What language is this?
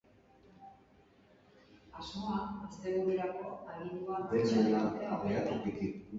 Basque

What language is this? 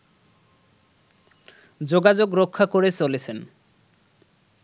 Bangla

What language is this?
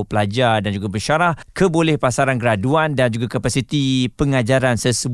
Malay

